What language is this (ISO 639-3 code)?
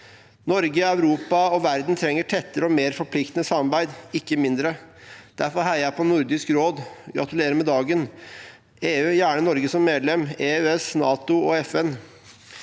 nor